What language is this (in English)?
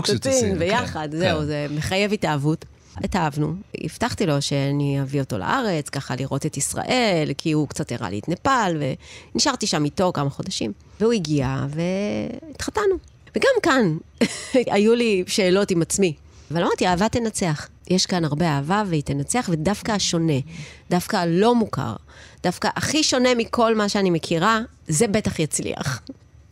Hebrew